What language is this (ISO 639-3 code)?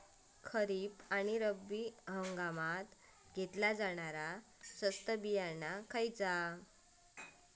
mar